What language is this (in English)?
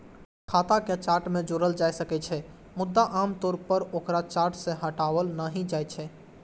Maithili